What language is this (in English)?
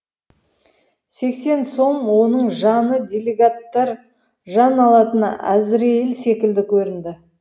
Kazakh